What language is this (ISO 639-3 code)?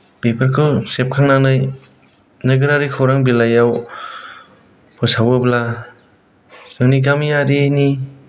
brx